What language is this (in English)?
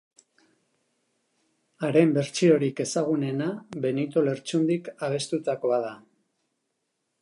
Basque